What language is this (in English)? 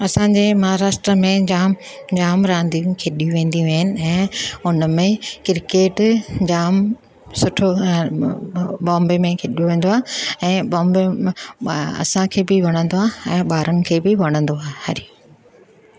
Sindhi